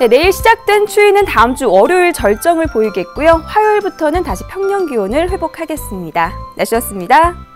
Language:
Korean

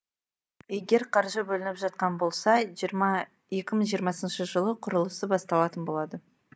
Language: Kazakh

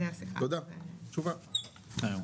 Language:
Hebrew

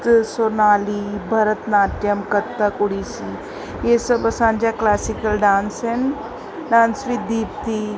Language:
Sindhi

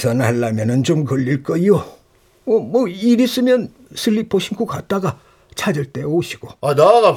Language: Korean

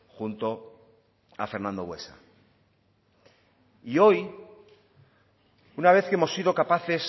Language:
Spanish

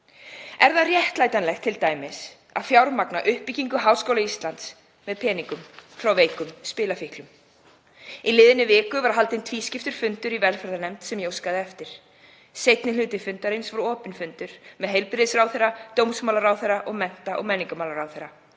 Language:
Icelandic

